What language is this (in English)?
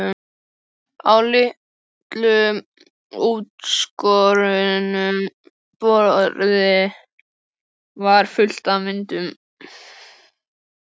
Icelandic